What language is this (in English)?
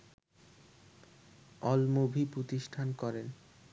Bangla